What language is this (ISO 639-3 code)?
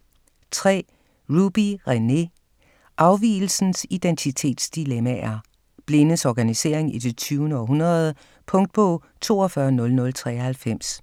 dan